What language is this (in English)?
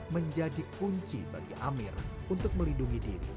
Indonesian